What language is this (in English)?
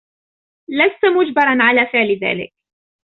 Arabic